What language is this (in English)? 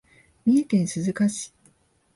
Japanese